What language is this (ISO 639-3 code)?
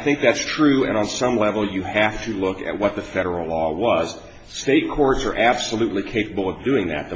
eng